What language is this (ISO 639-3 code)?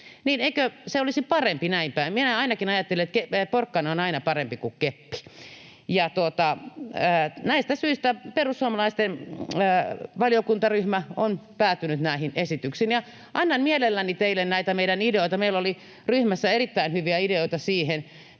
fin